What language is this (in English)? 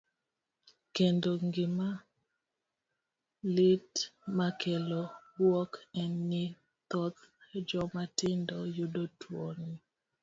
Luo (Kenya and Tanzania)